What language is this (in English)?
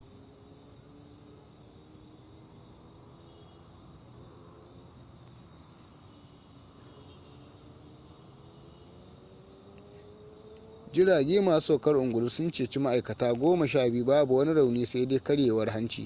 Hausa